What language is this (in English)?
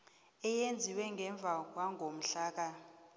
South Ndebele